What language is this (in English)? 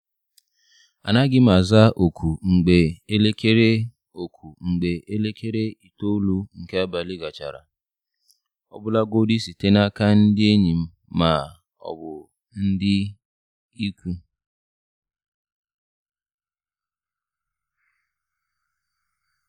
Igbo